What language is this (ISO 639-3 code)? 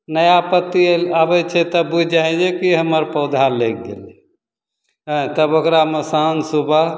mai